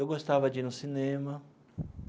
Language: Portuguese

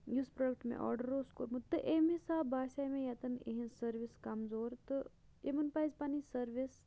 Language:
Kashmiri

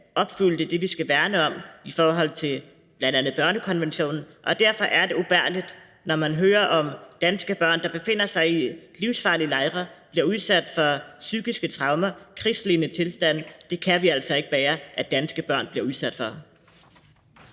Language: Danish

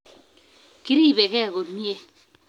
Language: Kalenjin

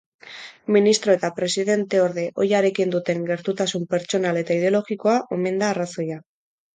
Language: Basque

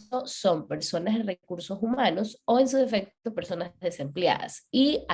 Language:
Spanish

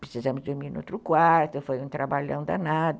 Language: Portuguese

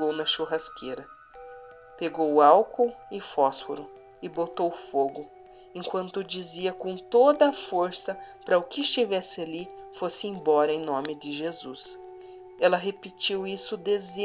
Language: Portuguese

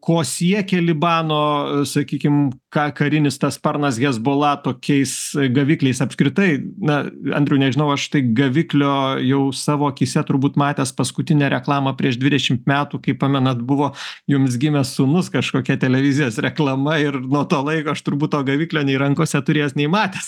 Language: Lithuanian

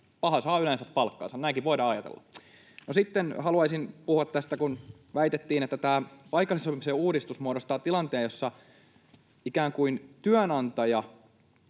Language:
Finnish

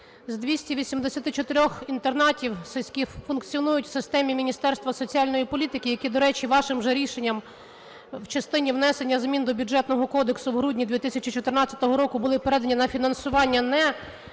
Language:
Ukrainian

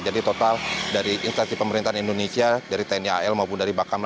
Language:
Indonesian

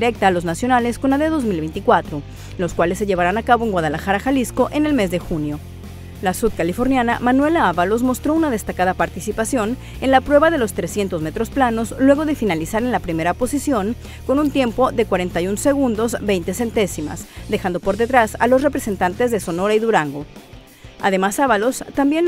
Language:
Spanish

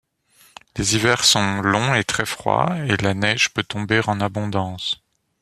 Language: French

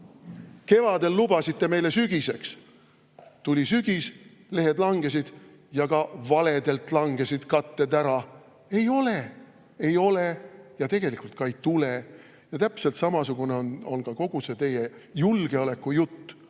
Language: Estonian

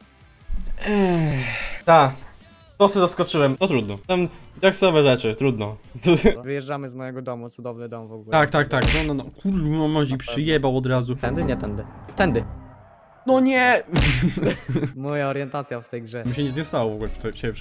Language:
Polish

